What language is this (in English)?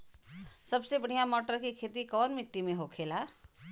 Bhojpuri